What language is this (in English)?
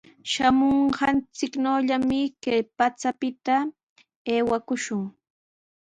Sihuas Ancash Quechua